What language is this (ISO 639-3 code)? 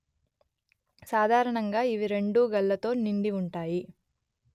tel